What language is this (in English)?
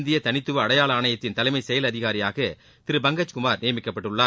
Tamil